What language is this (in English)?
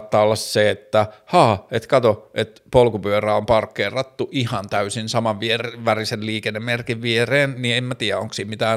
Finnish